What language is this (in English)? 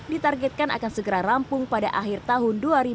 Indonesian